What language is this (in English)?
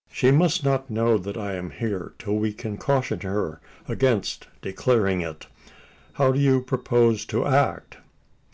English